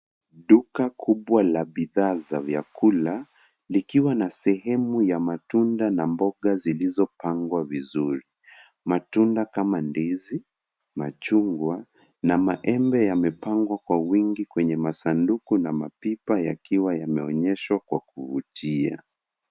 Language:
Swahili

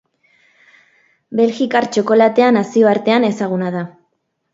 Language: Basque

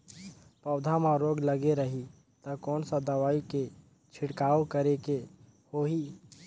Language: Chhattisgarhi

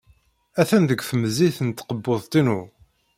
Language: Kabyle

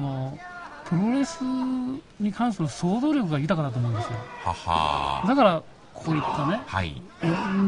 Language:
Japanese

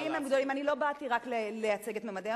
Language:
Hebrew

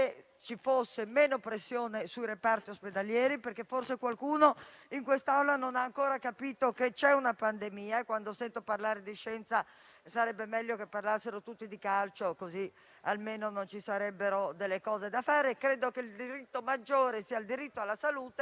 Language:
Italian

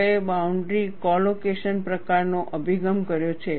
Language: Gujarati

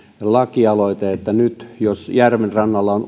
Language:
Finnish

